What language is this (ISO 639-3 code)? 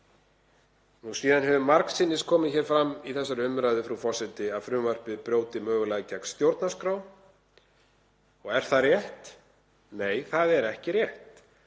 isl